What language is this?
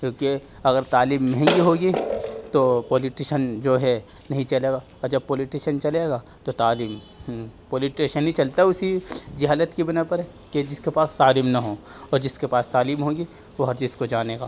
Urdu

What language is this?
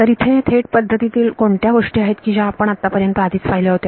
Marathi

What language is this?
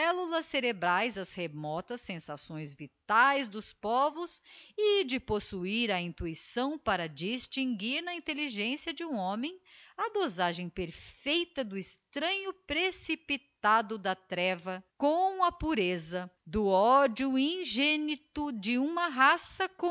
Portuguese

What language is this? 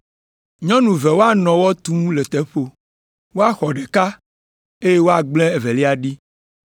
Ewe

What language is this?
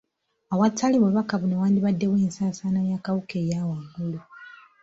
Ganda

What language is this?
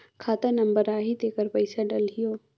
Chhattisgarhi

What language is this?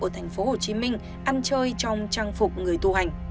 Vietnamese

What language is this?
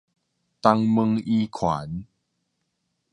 Min Nan Chinese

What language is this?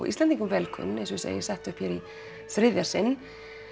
Icelandic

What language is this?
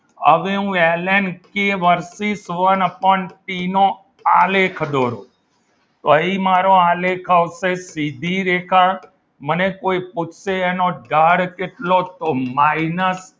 Gujarati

